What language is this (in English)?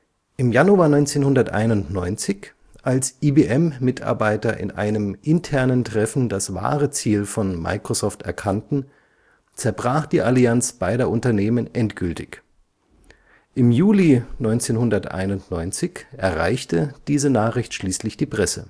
German